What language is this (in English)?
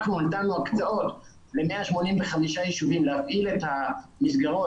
Hebrew